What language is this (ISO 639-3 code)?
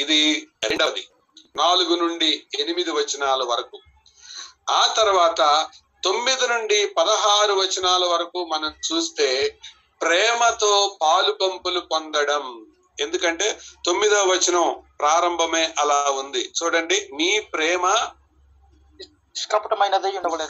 tel